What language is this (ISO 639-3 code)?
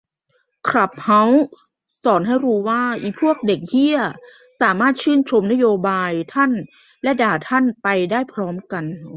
tha